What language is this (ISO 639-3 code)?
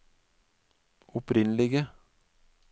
nor